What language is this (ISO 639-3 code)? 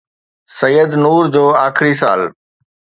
snd